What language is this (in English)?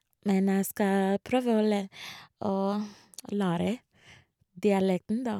Norwegian